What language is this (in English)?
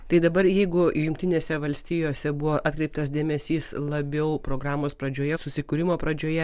Lithuanian